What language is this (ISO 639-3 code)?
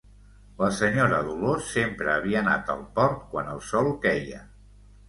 cat